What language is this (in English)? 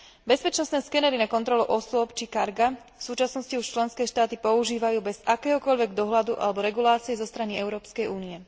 Slovak